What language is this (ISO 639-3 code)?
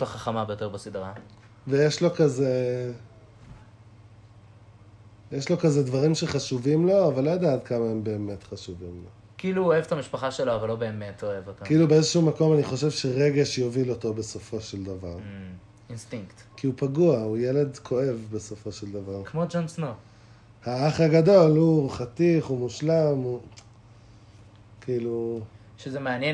heb